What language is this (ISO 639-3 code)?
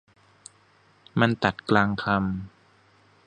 tha